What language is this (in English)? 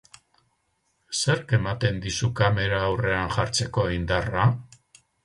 Basque